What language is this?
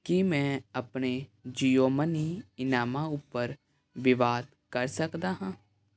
Punjabi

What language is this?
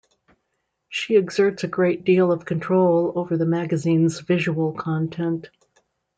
English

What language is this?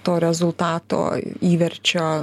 Lithuanian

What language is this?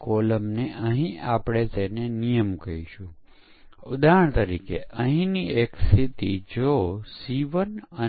Gujarati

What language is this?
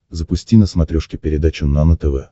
Russian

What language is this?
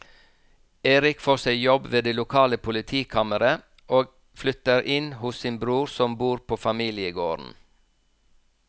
Norwegian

